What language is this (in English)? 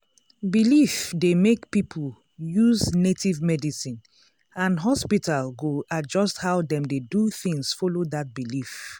Nigerian Pidgin